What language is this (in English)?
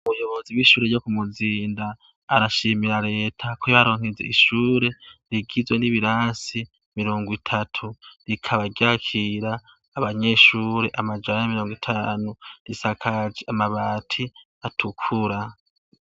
Rundi